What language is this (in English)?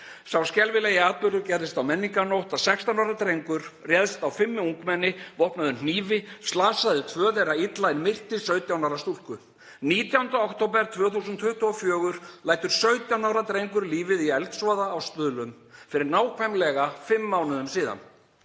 Icelandic